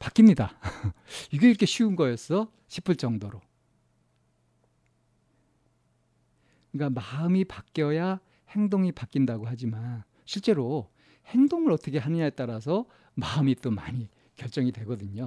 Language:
Korean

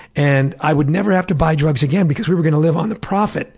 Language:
English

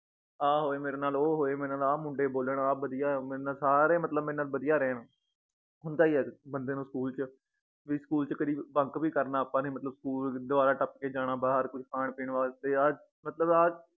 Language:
Punjabi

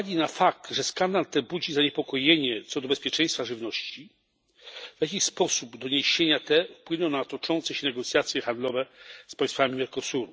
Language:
Polish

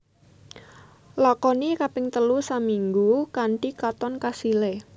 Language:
Javanese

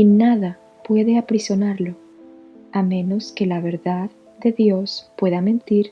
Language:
Spanish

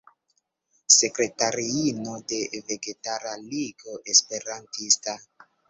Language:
Esperanto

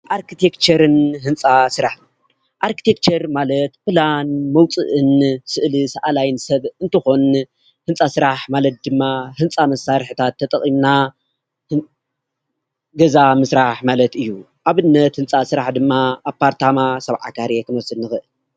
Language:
Tigrinya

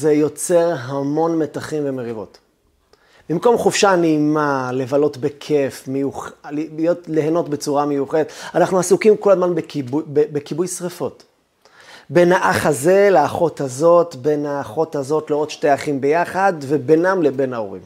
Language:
Hebrew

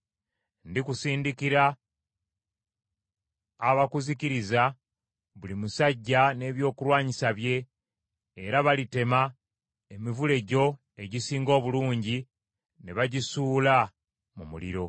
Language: Ganda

